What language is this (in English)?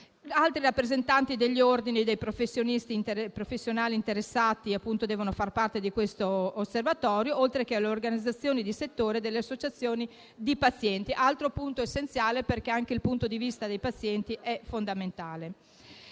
Italian